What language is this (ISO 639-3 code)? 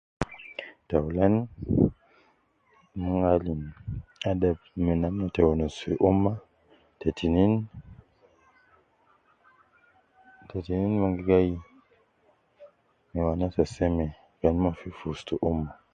kcn